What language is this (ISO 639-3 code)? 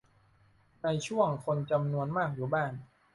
tha